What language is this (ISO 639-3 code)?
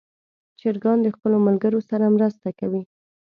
pus